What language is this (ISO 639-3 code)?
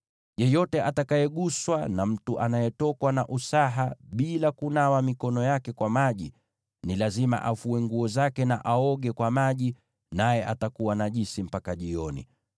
swa